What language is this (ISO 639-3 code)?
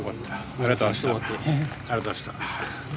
jpn